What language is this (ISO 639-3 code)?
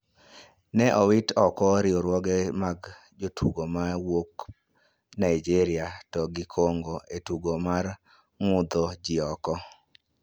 luo